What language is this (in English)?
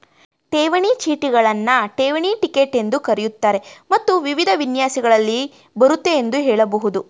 Kannada